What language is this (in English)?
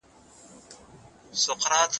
Pashto